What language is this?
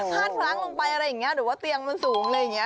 Thai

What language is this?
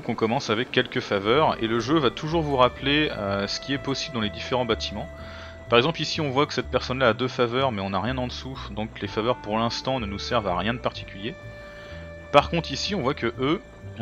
French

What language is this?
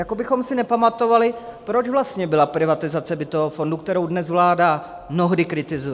Czech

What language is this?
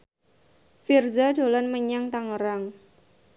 Javanese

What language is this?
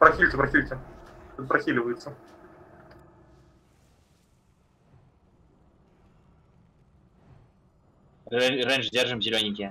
Russian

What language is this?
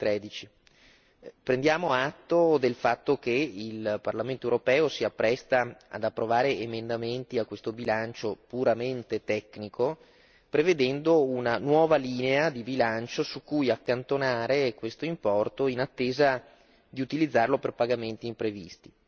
Italian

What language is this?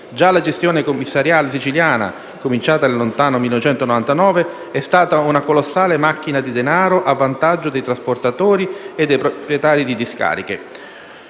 Italian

